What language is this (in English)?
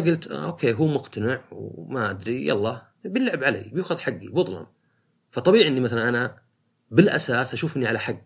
Arabic